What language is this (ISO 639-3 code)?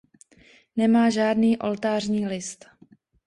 ces